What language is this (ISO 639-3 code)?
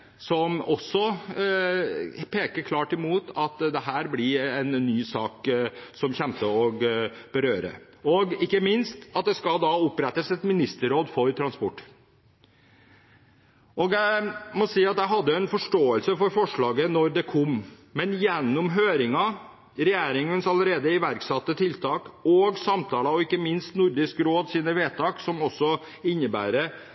nob